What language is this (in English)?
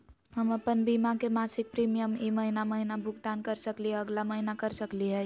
Magahi